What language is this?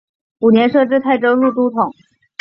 Chinese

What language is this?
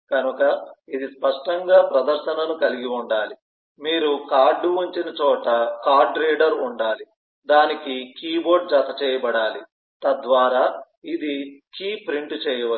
Telugu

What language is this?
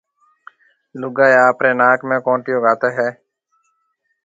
Marwari (Pakistan)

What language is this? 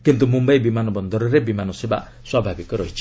Odia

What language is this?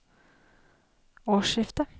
Norwegian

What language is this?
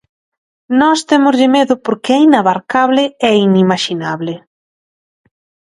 Galician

